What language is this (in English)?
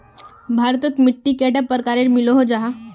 Magahi